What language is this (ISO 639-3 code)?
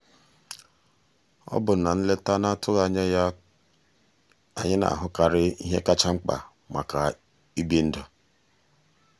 ibo